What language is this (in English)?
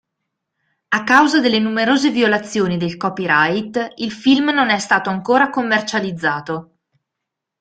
Italian